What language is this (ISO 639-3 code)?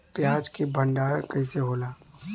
bho